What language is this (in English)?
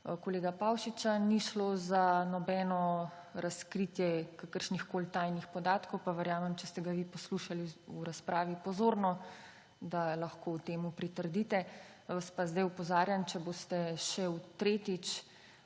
Slovenian